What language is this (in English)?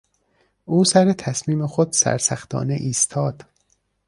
Persian